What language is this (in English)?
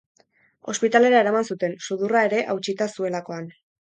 Basque